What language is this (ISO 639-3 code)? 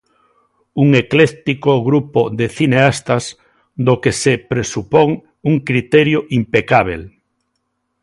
glg